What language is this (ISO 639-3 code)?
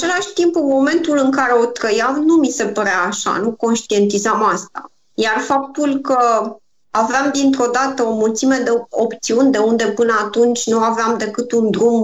ron